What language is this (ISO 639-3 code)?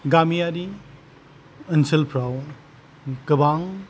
brx